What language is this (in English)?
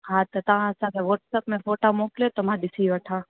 Sindhi